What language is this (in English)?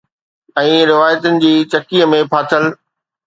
Sindhi